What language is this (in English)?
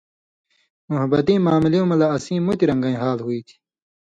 Indus Kohistani